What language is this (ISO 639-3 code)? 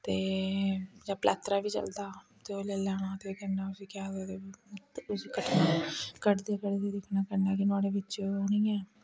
doi